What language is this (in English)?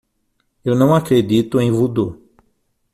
Portuguese